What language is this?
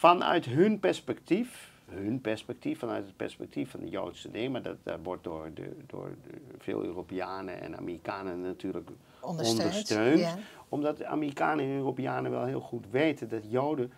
Dutch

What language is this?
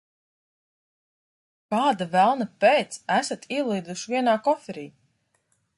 Latvian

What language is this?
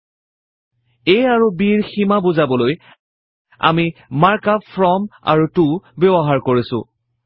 Assamese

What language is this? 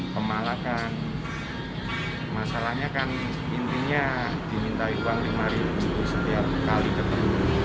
Indonesian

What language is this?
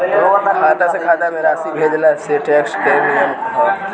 Bhojpuri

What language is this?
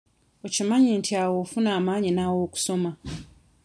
Ganda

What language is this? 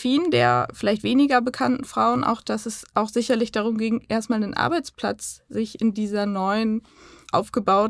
German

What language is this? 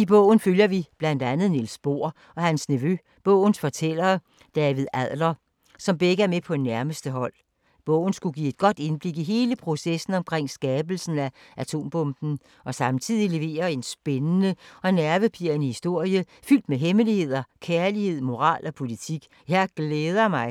Danish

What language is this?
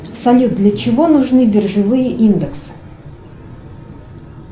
Russian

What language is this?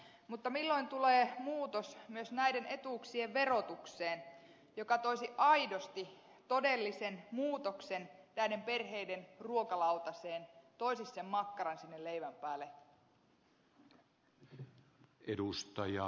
Finnish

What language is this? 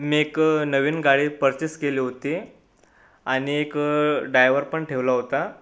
Marathi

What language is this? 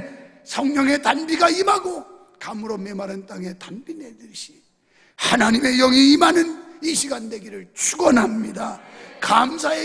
Korean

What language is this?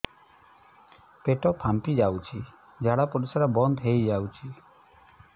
Odia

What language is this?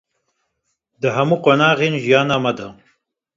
Kurdish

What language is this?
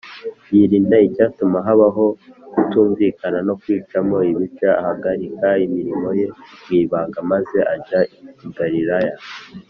Kinyarwanda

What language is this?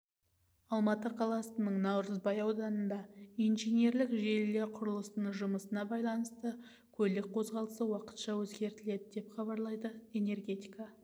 Kazakh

